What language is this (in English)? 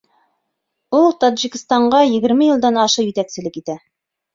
Bashkir